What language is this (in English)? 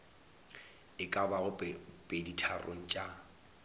Northern Sotho